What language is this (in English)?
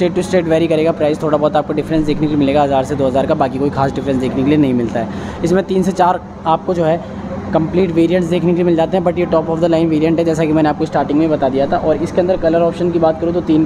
Hindi